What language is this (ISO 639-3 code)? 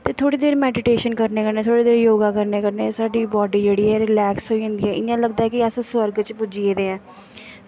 doi